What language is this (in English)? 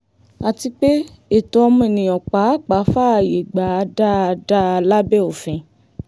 Yoruba